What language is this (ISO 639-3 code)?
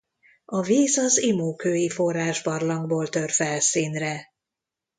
hun